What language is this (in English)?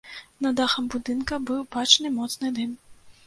Belarusian